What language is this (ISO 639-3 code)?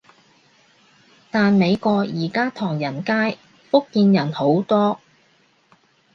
yue